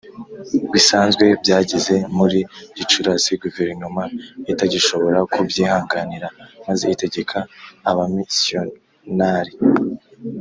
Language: Kinyarwanda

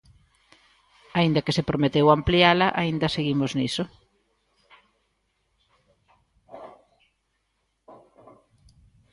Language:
Galician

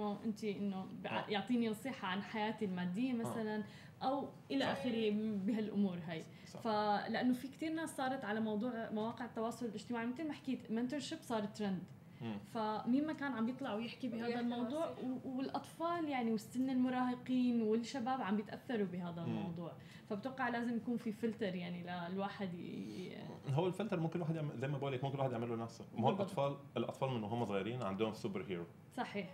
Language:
Arabic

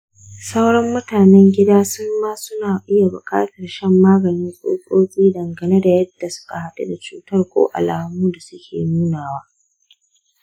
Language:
Hausa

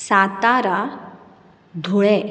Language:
Konkani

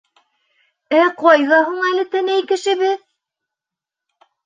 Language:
Bashkir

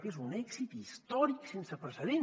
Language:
Catalan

